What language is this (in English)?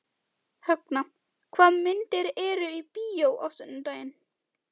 Icelandic